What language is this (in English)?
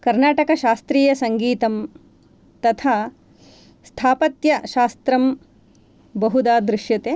Sanskrit